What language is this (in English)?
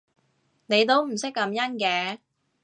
Cantonese